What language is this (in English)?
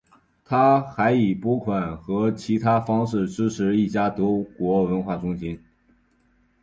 Chinese